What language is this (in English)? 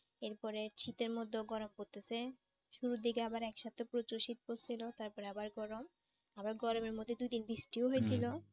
Bangla